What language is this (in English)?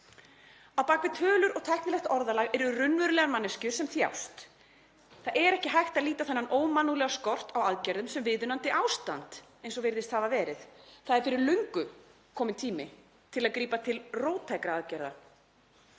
Icelandic